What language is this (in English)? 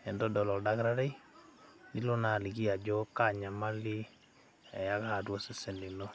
Masai